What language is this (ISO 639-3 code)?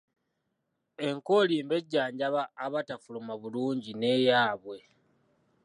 lug